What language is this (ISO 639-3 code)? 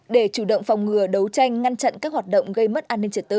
vie